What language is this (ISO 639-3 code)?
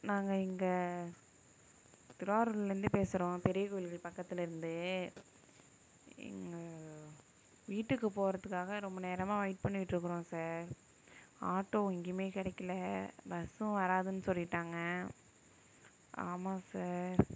tam